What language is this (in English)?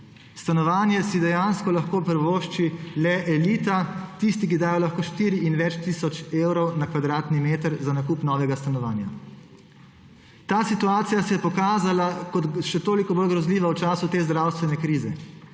Slovenian